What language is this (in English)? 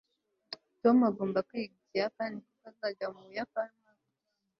Kinyarwanda